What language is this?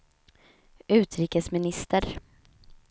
Swedish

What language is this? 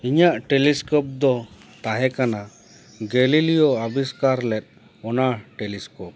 Santali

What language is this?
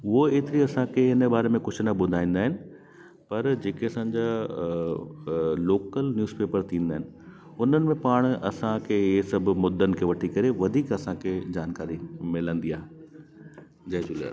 Sindhi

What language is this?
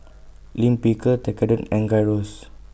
English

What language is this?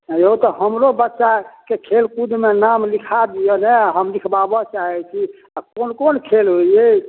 Maithili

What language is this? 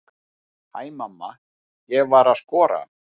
Icelandic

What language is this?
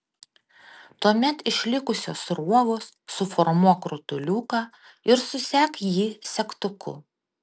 Lithuanian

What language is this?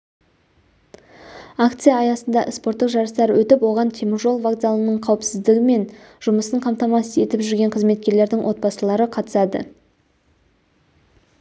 Kazakh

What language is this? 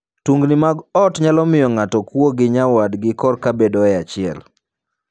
Luo (Kenya and Tanzania)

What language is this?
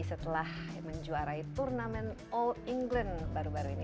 Indonesian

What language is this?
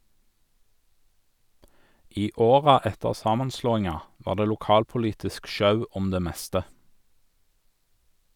Norwegian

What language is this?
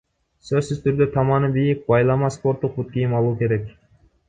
Kyrgyz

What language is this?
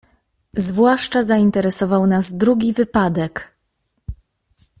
Polish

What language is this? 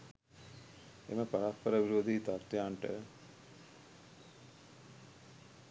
Sinhala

